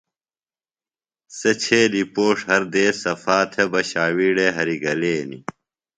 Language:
Phalura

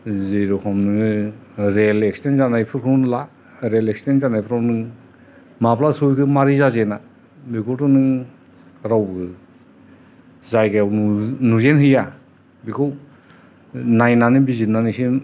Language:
Bodo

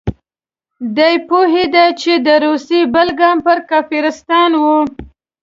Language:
Pashto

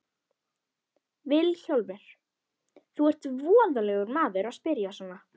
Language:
Icelandic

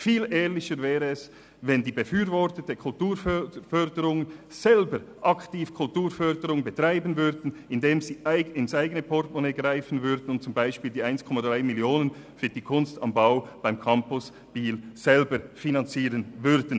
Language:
Swiss German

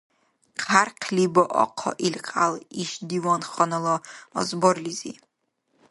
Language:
Dargwa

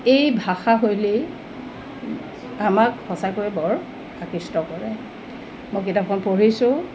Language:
Assamese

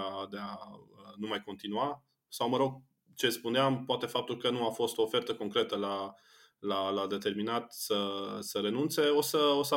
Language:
Romanian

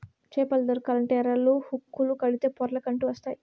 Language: Telugu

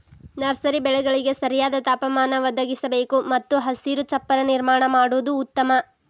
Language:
Kannada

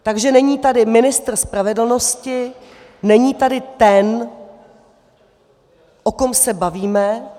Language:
Czech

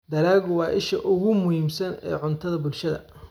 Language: Somali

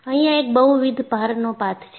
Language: Gujarati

